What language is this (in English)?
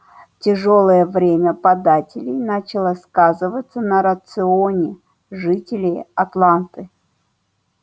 Russian